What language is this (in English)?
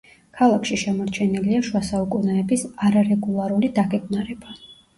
Georgian